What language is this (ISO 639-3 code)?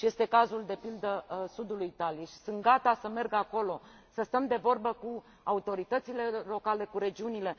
ron